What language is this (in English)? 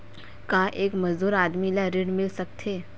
Chhattisgarhi